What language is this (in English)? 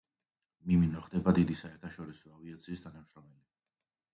Georgian